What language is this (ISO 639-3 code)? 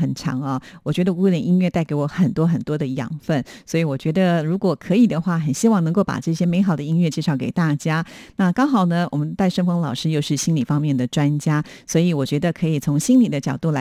zho